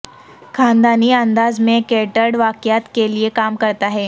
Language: Urdu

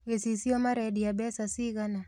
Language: Kikuyu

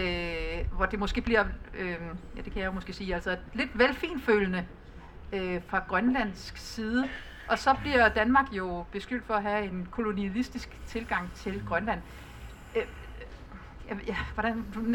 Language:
Danish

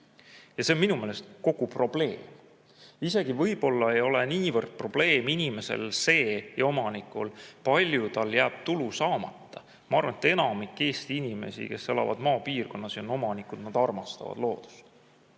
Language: Estonian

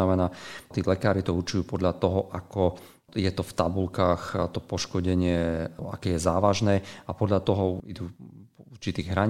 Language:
Slovak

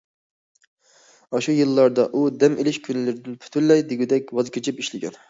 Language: Uyghur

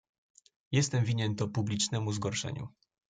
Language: Polish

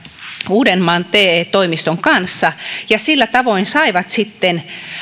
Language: Finnish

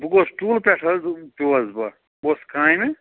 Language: Kashmiri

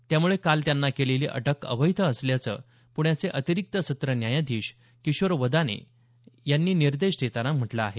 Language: Marathi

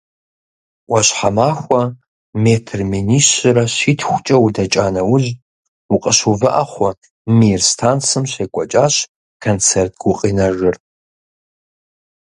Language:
Kabardian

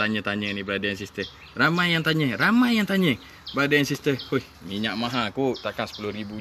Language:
Malay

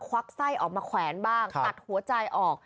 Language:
Thai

